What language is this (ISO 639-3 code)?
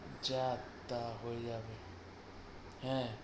ben